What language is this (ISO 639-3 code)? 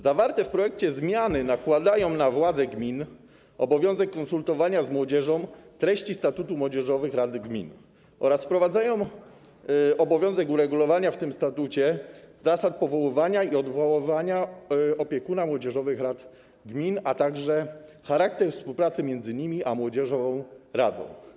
pol